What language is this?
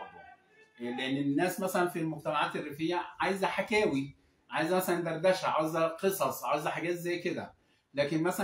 Arabic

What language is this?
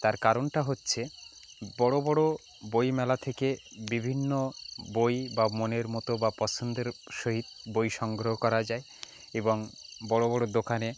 Bangla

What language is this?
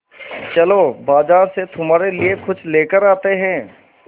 Hindi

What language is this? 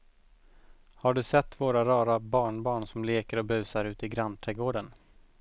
Swedish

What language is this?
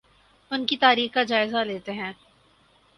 Urdu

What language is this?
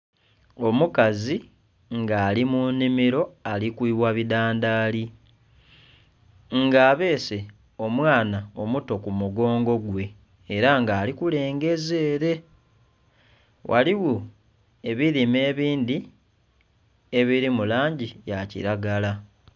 Soga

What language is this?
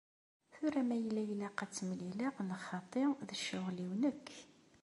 Kabyle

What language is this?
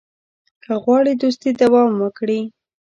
Pashto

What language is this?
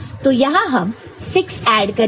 Hindi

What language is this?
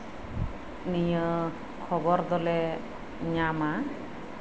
Santali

